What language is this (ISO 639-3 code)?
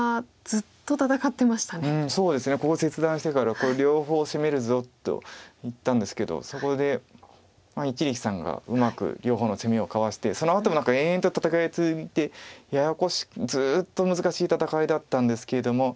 jpn